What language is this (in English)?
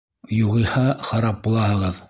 Bashkir